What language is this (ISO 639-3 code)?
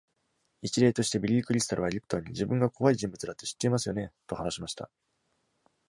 jpn